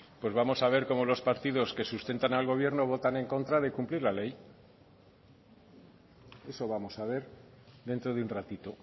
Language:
Spanish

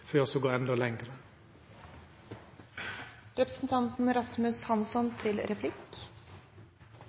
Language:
Norwegian Nynorsk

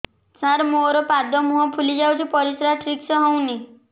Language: Odia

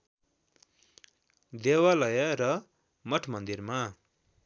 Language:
Nepali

